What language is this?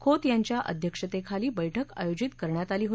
Marathi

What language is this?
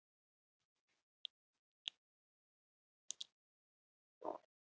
Icelandic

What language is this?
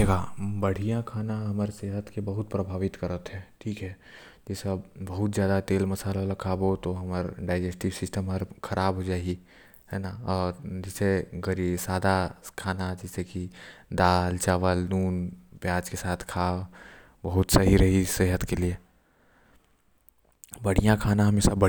Korwa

